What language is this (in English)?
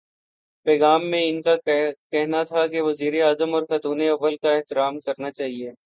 Urdu